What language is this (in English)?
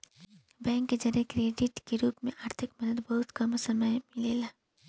Bhojpuri